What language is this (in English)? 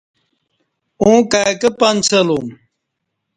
Kati